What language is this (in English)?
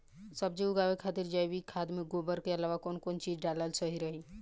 Bhojpuri